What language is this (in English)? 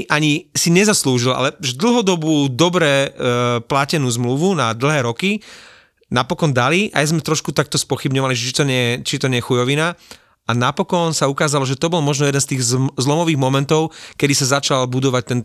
Slovak